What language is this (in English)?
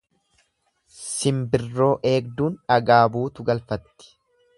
Oromo